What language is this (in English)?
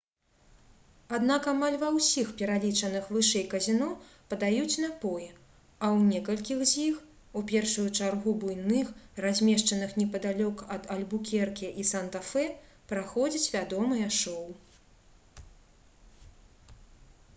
Belarusian